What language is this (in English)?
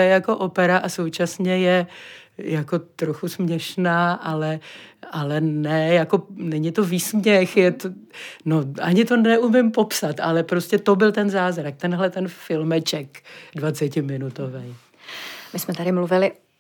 Czech